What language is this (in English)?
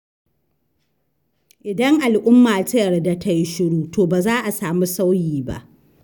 Hausa